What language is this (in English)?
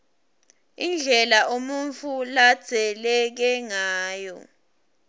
Swati